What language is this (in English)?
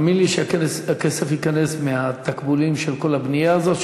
Hebrew